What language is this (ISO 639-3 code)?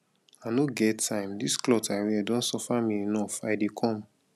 pcm